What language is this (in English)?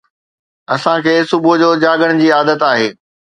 Sindhi